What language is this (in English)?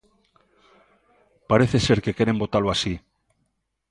Galician